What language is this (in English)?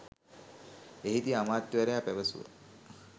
Sinhala